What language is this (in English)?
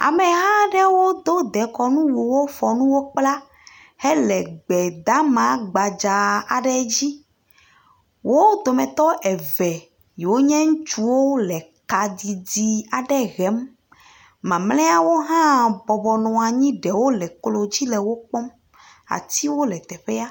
Ewe